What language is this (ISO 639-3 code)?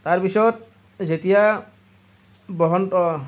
asm